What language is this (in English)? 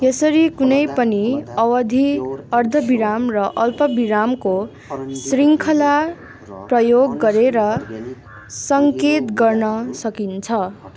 Nepali